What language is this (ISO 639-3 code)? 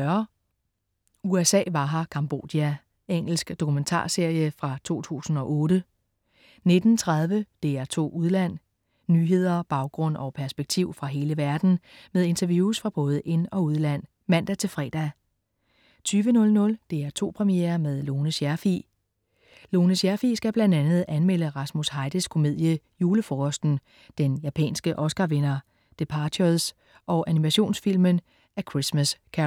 dan